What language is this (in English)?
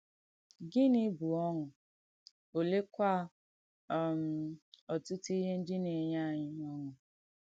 Igbo